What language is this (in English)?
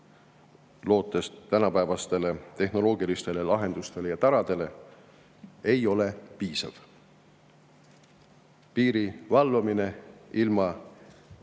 Estonian